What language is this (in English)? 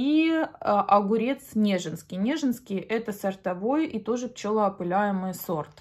Russian